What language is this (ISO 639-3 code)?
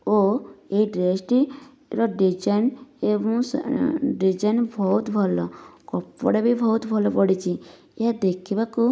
ori